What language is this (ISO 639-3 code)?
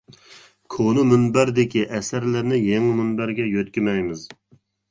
uig